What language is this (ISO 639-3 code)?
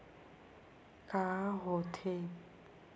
hne